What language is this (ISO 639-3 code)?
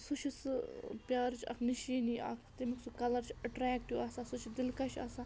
kas